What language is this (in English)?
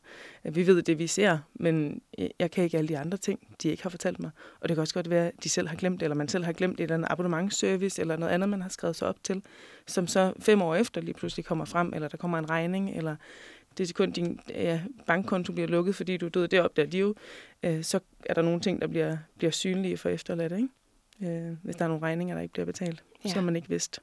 Danish